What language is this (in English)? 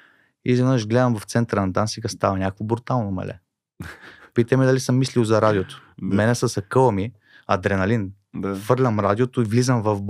Bulgarian